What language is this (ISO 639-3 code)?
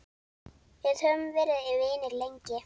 isl